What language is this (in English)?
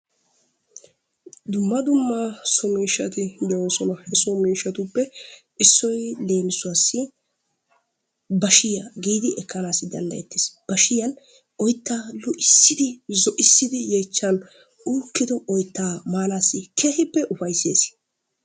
Wolaytta